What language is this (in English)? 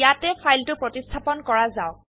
Assamese